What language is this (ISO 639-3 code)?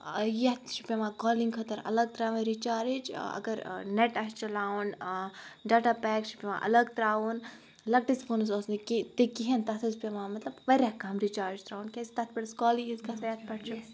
kas